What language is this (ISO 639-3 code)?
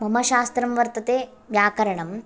san